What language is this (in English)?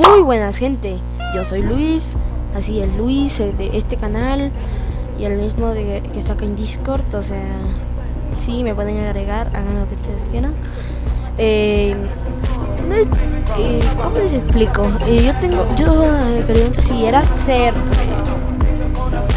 Spanish